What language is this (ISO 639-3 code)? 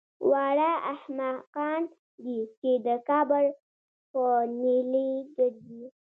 pus